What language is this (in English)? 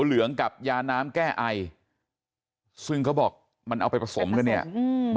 Thai